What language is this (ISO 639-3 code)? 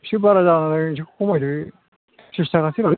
brx